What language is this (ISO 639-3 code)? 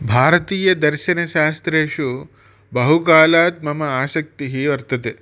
san